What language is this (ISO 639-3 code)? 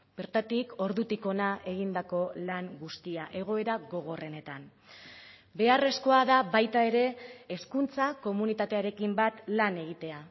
eus